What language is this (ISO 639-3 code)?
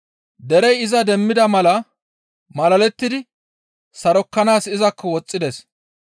gmv